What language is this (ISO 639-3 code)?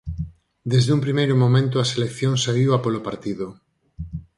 glg